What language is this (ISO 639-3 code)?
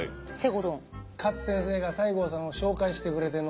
jpn